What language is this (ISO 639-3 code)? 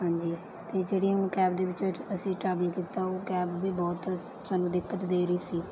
pan